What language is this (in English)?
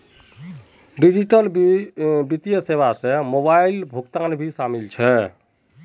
Magahi